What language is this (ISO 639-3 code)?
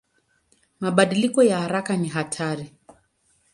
swa